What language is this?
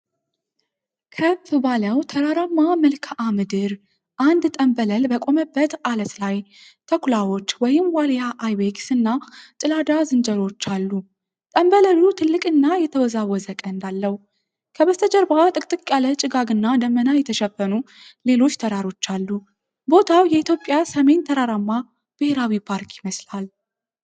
Amharic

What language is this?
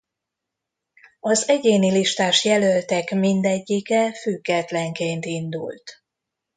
Hungarian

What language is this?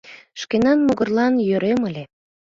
Mari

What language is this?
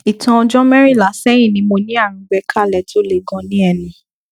Yoruba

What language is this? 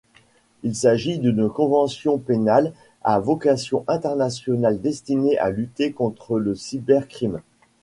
French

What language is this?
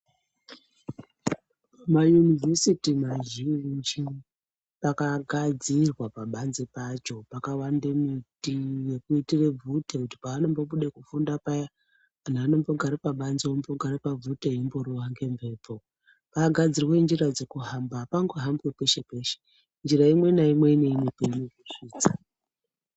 Ndau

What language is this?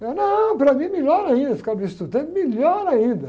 Portuguese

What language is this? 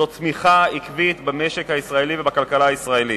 Hebrew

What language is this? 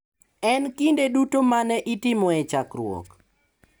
Luo (Kenya and Tanzania)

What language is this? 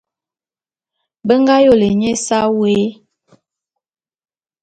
Bulu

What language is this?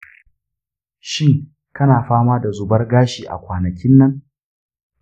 Hausa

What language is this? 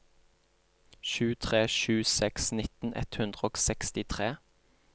Norwegian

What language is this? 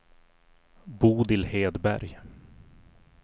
Swedish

